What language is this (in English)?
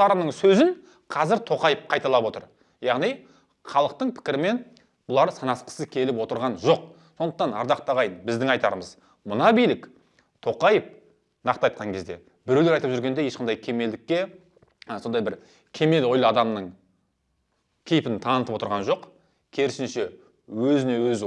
Kazakh